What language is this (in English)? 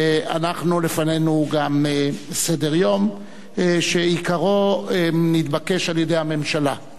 Hebrew